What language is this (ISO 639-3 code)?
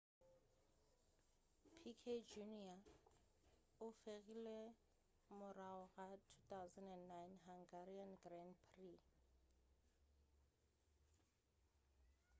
nso